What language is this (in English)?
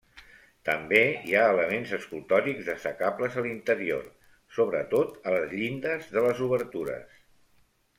Catalan